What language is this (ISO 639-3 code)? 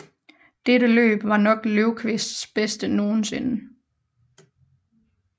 dan